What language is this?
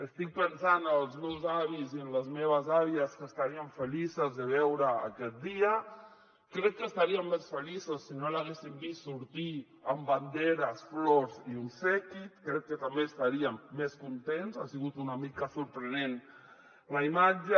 Catalan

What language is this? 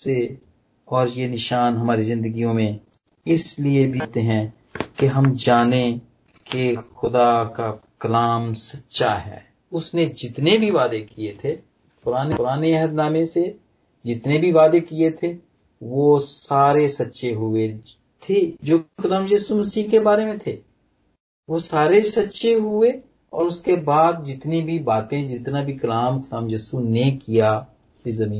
Punjabi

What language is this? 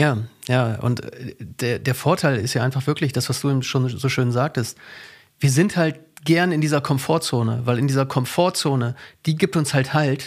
German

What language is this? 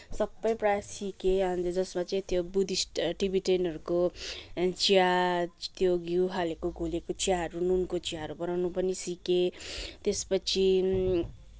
Nepali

